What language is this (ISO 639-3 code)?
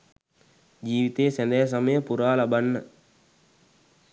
sin